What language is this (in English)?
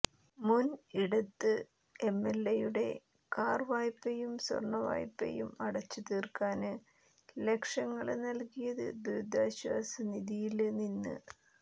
Malayalam